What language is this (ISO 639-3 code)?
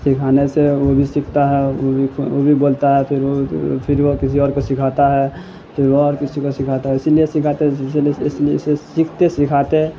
urd